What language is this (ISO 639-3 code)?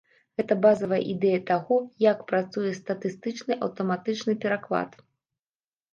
bel